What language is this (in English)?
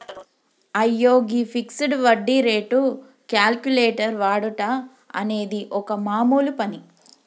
Telugu